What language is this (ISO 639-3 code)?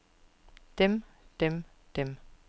dan